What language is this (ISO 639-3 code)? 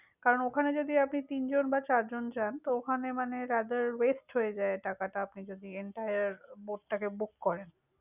ben